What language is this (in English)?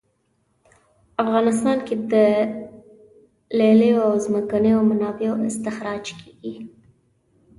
Pashto